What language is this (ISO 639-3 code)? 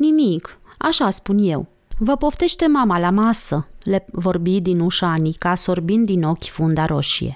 ron